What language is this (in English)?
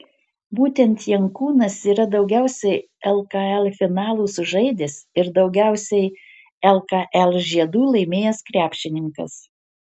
Lithuanian